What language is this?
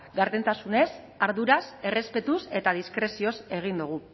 Basque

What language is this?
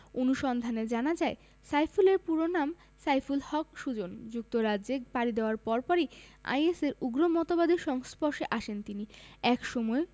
Bangla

